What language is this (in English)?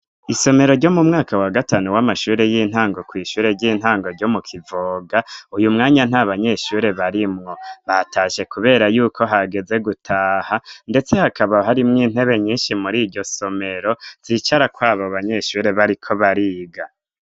Rundi